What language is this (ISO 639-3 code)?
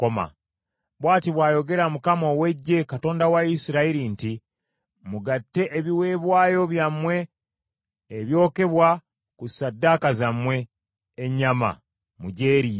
lug